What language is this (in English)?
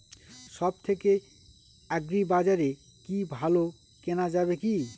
Bangla